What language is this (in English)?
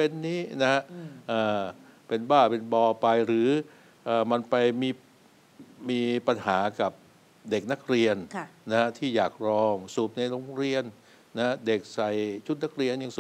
Thai